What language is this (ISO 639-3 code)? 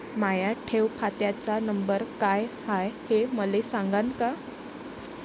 mar